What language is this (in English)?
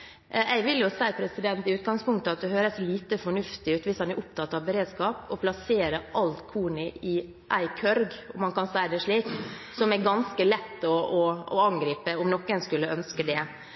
Norwegian Bokmål